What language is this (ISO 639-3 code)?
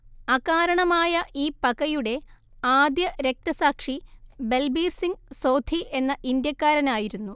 mal